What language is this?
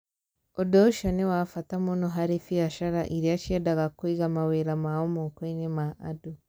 Kikuyu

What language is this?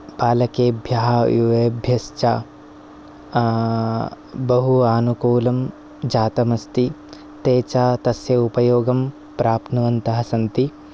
Sanskrit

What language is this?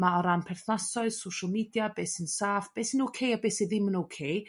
Welsh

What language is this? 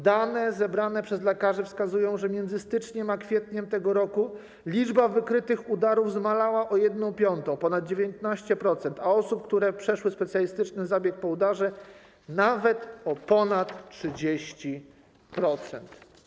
Polish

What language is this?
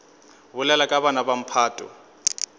Northern Sotho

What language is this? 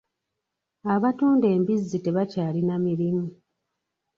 Ganda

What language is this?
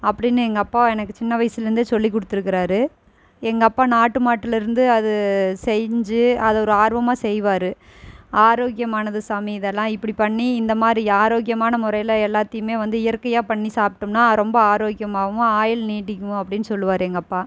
Tamil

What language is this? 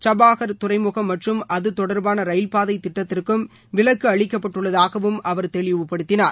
Tamil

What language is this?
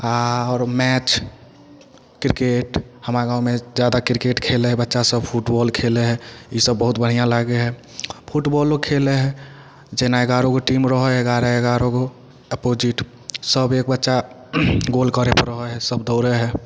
Maithili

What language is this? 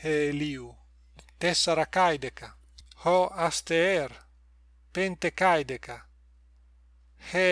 Greek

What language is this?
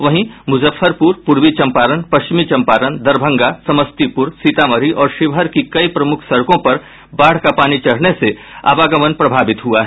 Hindi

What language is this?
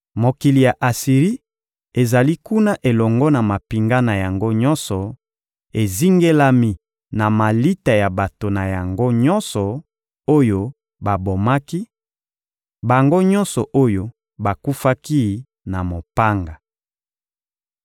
Lingala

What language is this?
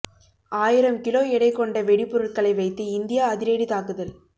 Tamil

